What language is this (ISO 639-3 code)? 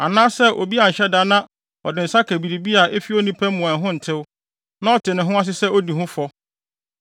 aka